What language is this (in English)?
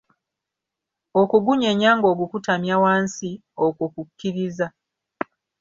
Ganda